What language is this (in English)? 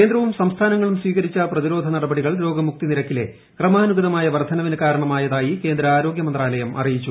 Malayalam